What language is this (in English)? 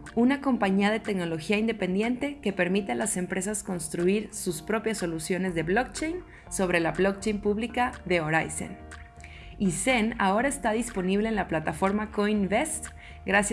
Spanish